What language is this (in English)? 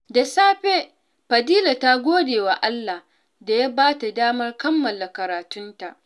Hausa